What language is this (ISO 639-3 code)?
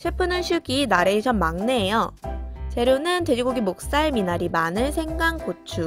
kor